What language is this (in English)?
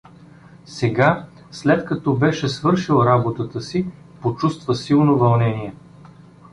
Bulgarian